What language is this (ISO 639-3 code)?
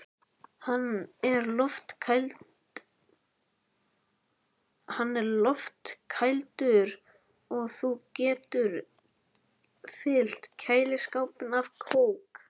isl